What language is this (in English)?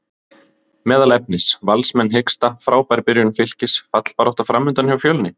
Icelandic